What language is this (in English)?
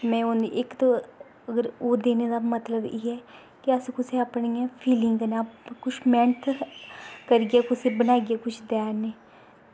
Dogri